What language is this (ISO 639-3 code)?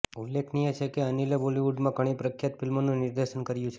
guj